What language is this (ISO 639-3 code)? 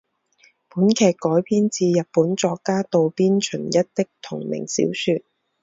zho